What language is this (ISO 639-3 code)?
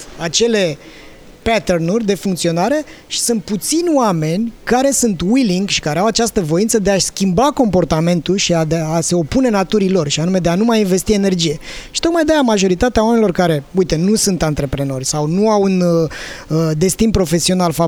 ron